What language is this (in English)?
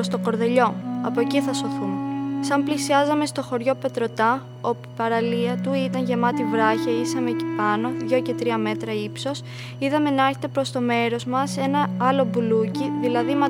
Greek